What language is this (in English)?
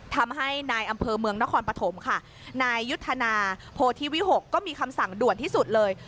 Thai